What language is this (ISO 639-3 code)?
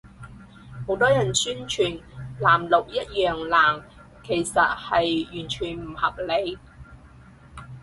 yue